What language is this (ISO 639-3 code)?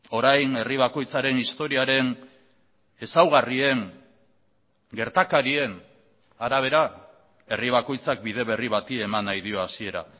eus